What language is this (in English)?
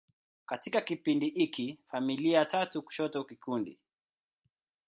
Swahili